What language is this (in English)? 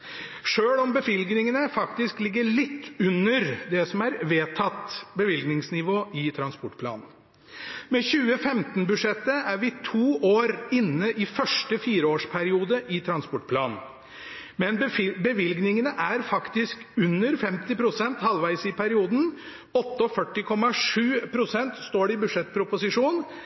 Norwegian Bokmål